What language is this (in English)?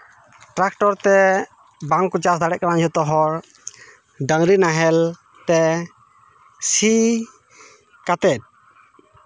Santali